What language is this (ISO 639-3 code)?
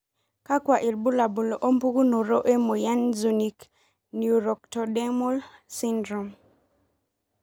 mas